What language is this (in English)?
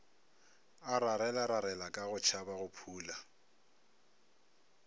Northern Sotho